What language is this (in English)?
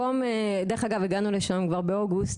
Hebrew